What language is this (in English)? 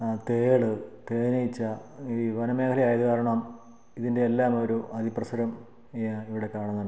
Malayalam